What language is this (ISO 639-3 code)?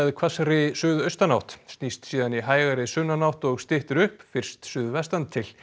isl